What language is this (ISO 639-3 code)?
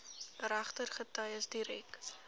afr